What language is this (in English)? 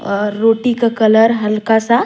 Surgujia